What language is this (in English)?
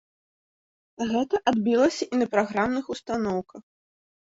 Belarusian